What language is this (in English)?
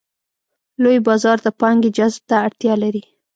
Pashto